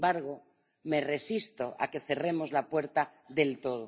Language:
Spanish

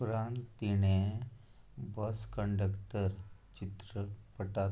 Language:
Konkani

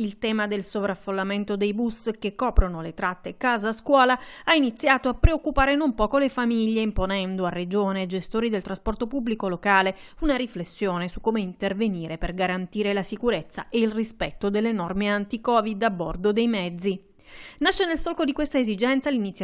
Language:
Italian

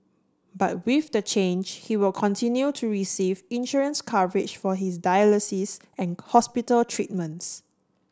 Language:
English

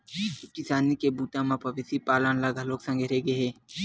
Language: Chhattisgarhi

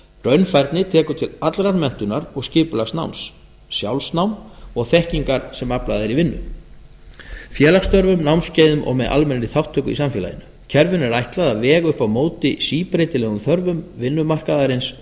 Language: Icelandic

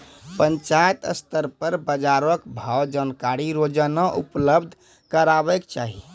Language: Maithili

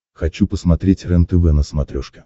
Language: Russian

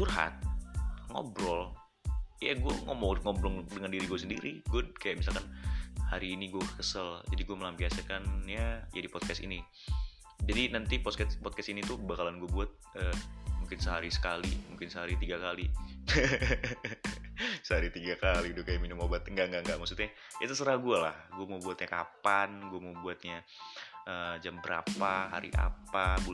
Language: Indonesian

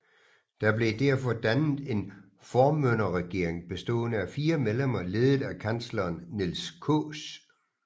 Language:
Danish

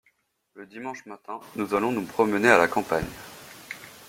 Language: French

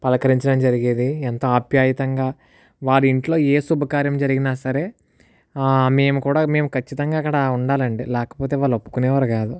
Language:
Telugu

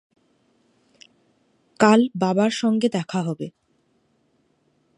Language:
Bangla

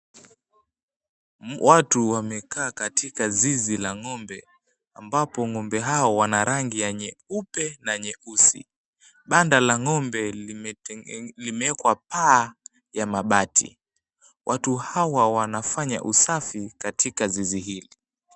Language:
Swahili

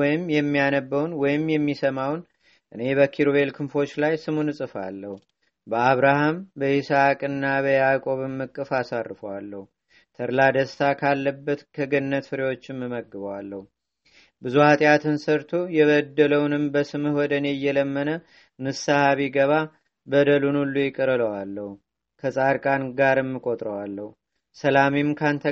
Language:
Amharic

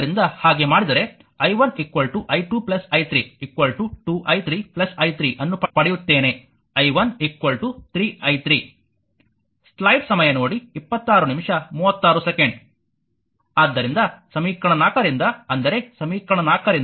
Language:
Kannada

